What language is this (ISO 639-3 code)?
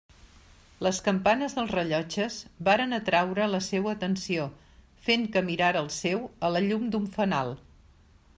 cat